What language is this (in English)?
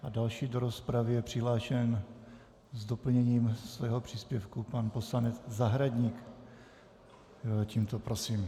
Czech